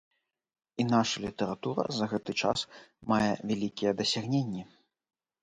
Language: Belarusian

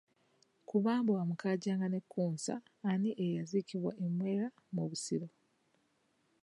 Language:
Ganda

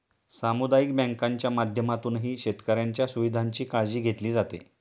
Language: Marathi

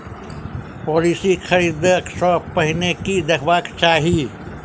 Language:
Maithili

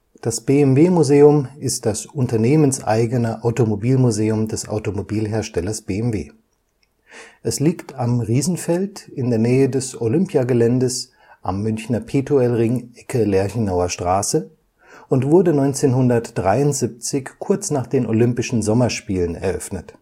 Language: German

